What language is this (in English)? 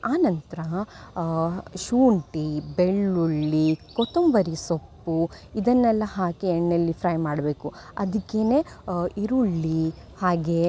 Kannada